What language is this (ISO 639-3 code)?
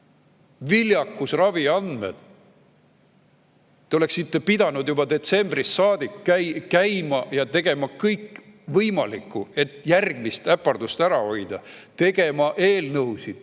est